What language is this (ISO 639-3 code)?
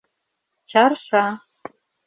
chm